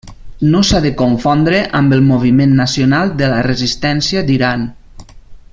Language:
Catalan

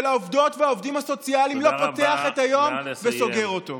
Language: Hebrew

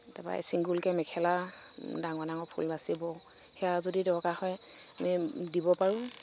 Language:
Assamese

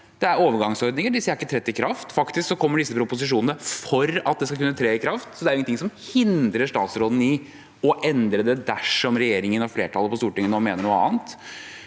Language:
Norwegian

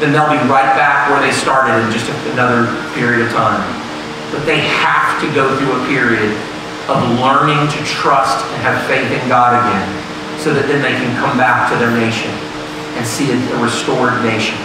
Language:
English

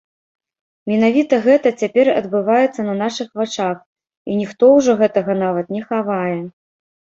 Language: Belarusian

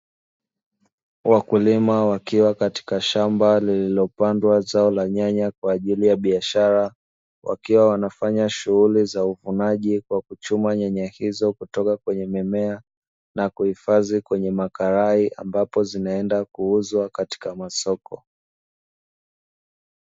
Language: Swahili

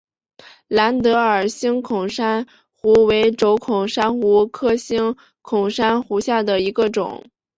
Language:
Chinese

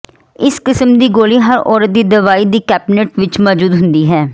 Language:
Punjabi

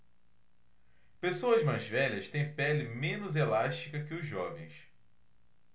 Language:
Portuguese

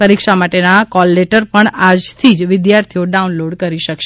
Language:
Gujarati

